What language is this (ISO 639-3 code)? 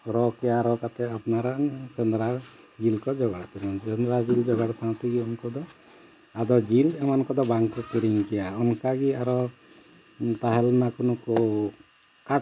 sat